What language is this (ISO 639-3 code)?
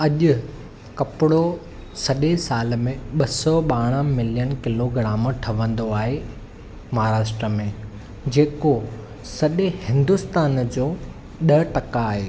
snd